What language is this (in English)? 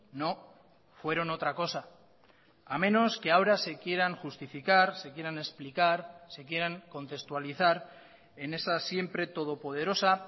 Spanish